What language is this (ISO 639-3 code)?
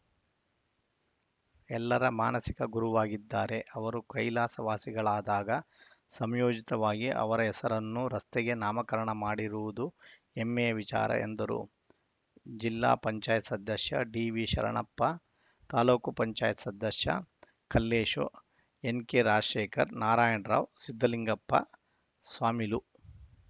kan